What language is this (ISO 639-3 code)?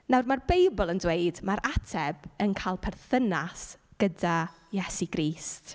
cym